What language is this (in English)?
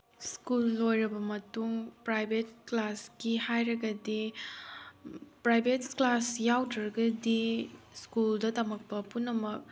Manipuri